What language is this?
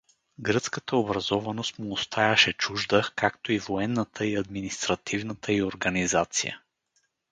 Bulgarian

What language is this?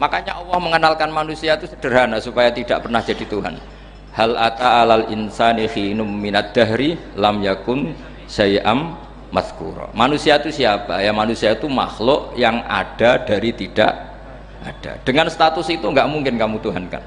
Indonesian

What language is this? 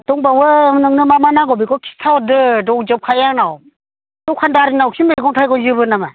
Bodo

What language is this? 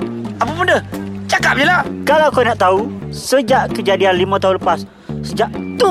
Malay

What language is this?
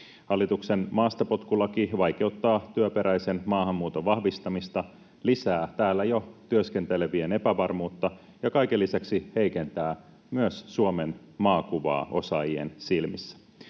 Finnish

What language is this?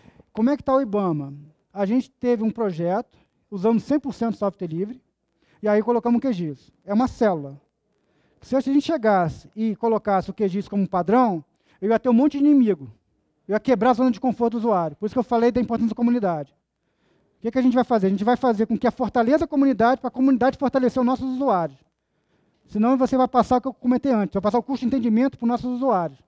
Portuguese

